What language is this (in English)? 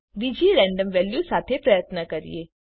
Gujarati